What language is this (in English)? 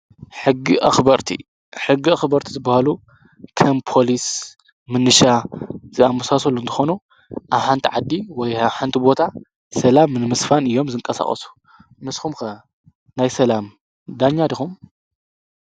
Tigrinya